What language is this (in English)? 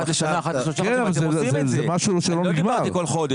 Hebrew